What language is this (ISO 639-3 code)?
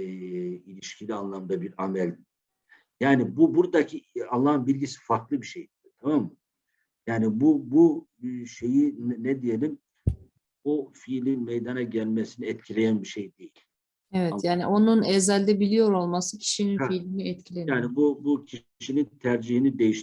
tur